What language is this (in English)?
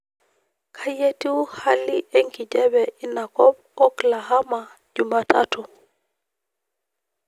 Masai